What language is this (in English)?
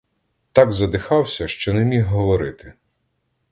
Ukrainian